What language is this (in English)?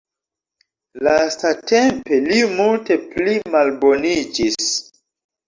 Esperanto